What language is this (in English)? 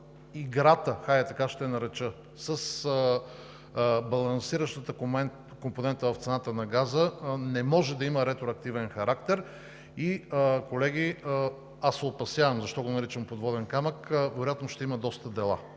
Bulgarian